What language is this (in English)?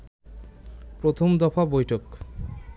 Bangla